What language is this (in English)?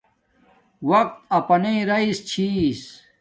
Domaaki